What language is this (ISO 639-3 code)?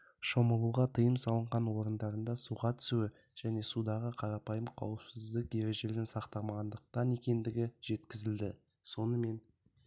kaz